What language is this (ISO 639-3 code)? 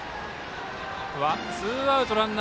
jpn